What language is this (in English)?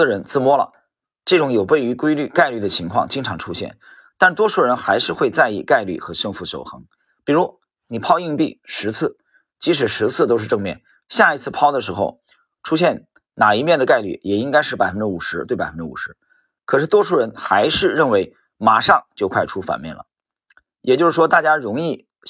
Chinese